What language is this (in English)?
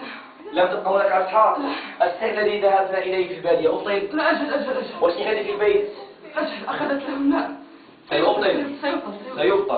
Arabic